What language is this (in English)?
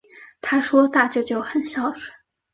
Chinese